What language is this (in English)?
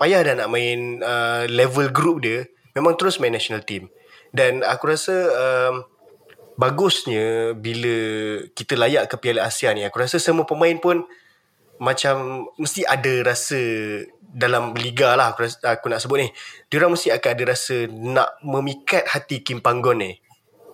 Malay